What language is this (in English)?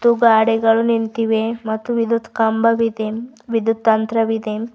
Kannada